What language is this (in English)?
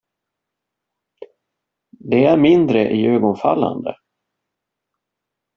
Swedish